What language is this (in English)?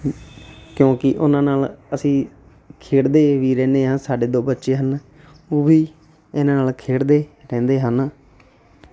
Punjabi